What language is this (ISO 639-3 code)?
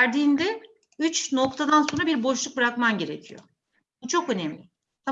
tur